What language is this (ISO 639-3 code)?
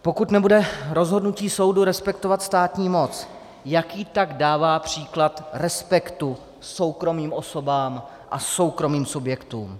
ces